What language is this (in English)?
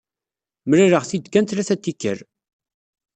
Kabyle